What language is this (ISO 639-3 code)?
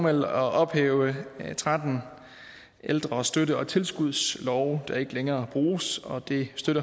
dan